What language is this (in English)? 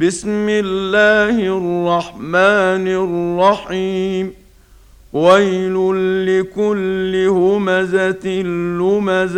Arabic